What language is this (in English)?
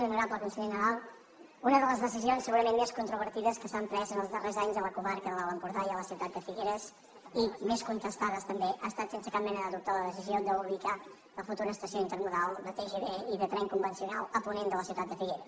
Catalan